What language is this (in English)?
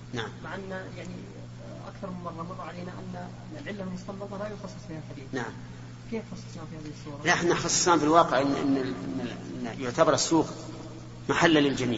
Arabic